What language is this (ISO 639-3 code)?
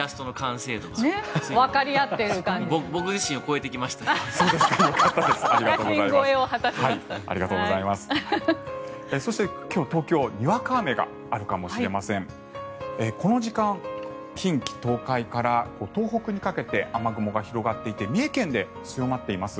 jpn